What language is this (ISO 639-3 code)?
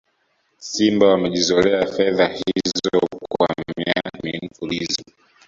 swa